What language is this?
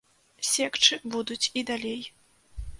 Belarusian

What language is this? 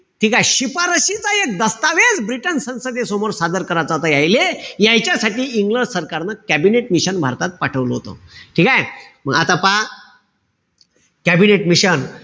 Marathi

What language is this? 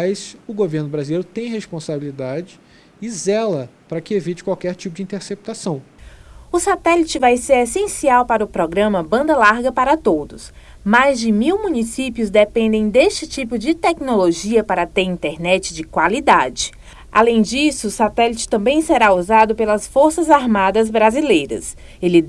Portuguese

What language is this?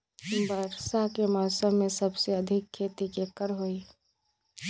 Magahi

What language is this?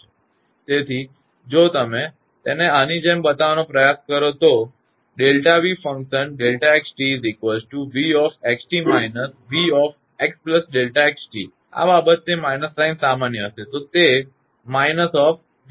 Gujarati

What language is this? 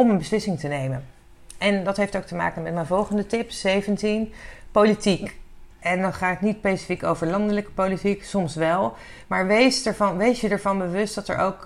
Dutch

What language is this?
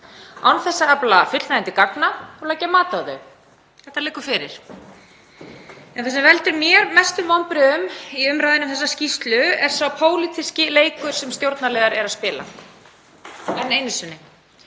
Icelandic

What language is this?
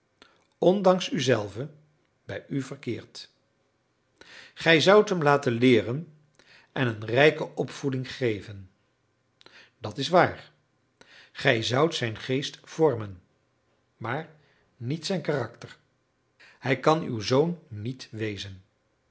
Dutch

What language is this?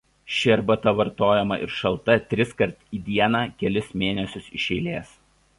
Lithuanian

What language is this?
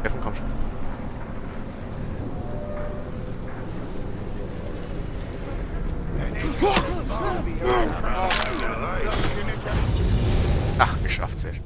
German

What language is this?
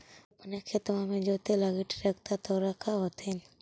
Magahi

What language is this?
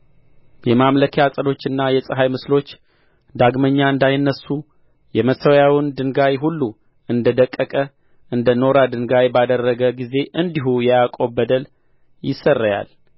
Amharic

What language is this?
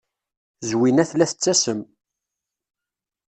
Kabyle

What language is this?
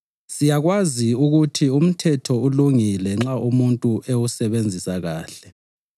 North Ndebele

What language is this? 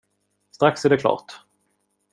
Swedish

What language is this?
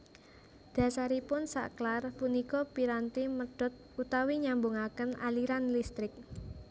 Javanese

